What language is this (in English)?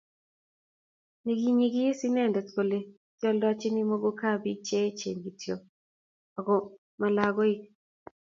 Kalenjin